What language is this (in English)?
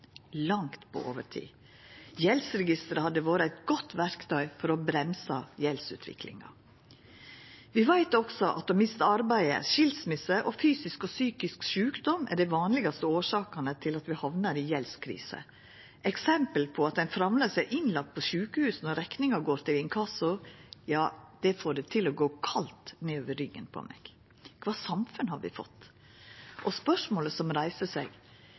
Norwegian Nynorsk